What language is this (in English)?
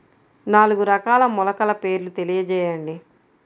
Telugu